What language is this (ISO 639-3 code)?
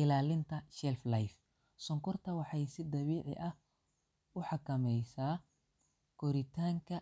som